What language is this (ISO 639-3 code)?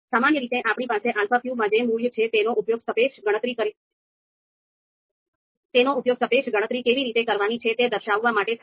guj